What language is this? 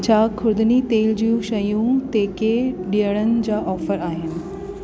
Sindhi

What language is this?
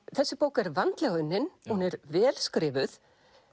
Icelandic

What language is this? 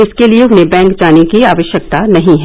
Hindi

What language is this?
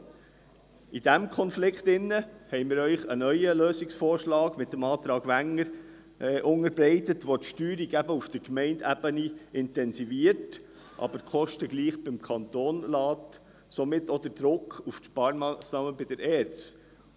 Swiss German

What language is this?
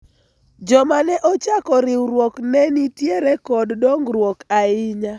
Luo (Kenya and Tanzania)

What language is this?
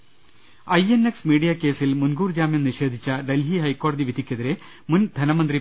Malayalam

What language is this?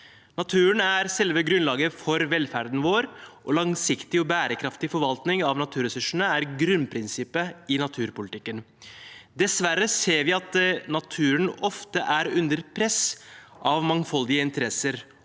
Norwegian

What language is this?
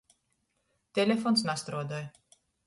Latgalian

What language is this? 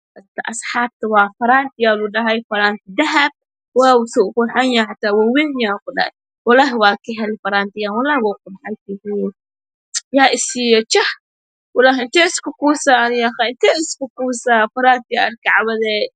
Somali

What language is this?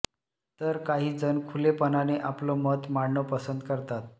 Marathi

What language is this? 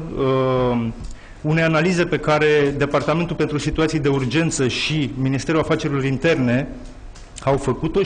Romanian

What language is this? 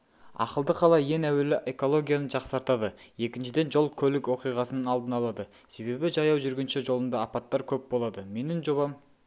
Kazakh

